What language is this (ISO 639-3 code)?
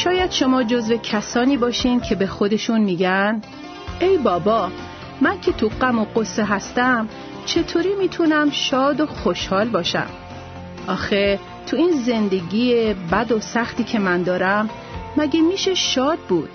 fas